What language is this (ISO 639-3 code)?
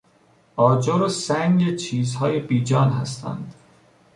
fas